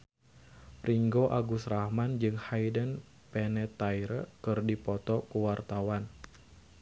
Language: Sundanese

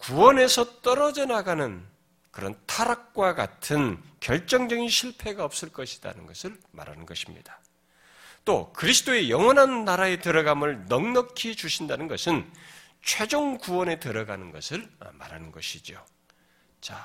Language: Korean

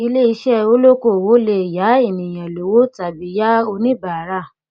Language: Yoruba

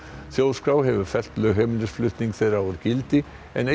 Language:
Icelandic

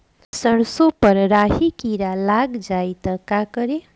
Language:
Bhojpuri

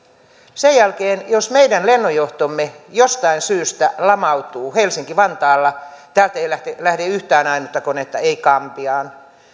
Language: Finnish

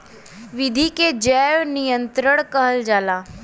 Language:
Bhojpuri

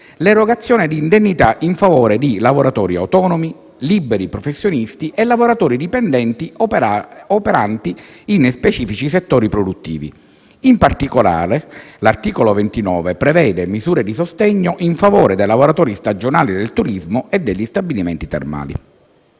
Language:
Italian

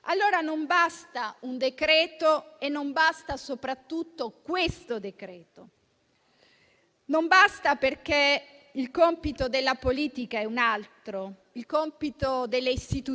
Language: Italian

